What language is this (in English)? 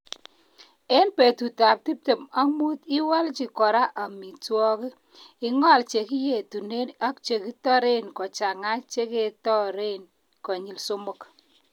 Kalenjin